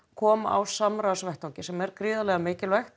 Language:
Icelandic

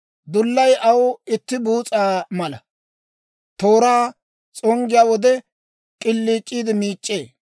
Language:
Dawro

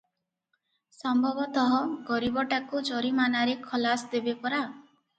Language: Odia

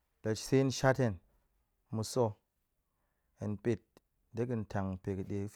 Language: Goemai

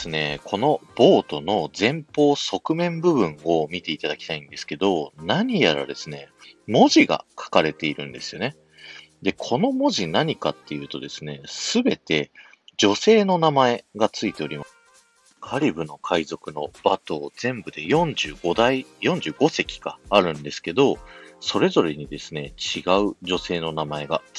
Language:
Japanese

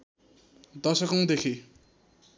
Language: Nepali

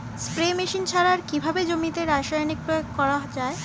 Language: Bangla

